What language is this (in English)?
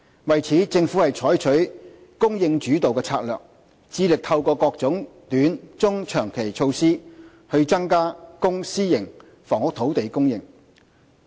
Cantonese